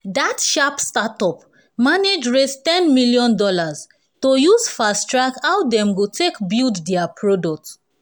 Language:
Nigerian Pidgin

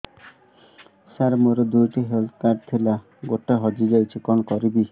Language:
Odia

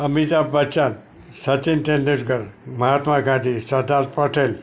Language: Gujarati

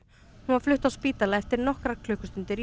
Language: Icelandic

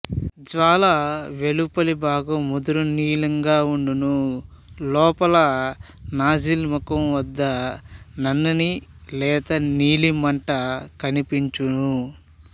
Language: Telugu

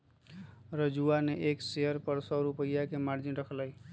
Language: Magahi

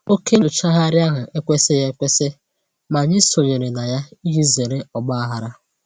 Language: Igbo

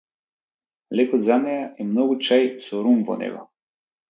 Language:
Macedonian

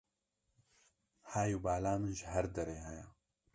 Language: Kurdish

